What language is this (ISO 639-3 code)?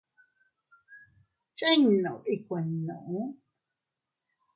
cut